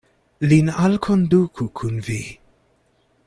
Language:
Esperanto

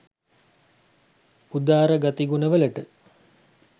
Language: Sinhala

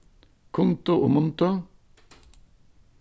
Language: Faroese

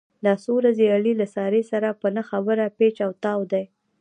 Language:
Pashto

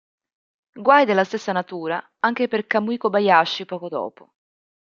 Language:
Italian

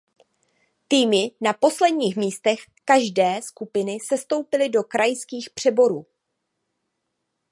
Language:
Czech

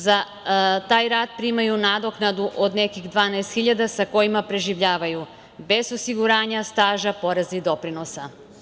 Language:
Serbian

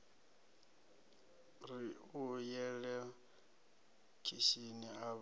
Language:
Venda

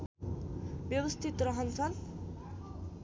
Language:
Nepali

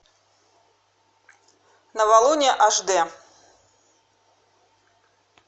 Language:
Russian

